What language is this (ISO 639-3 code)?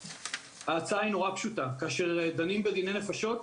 heb